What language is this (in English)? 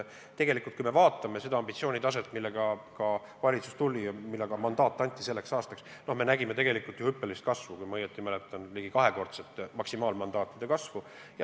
Estonian